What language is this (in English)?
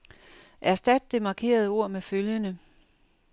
Danish